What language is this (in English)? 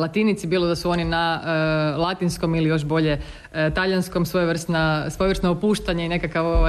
Croatian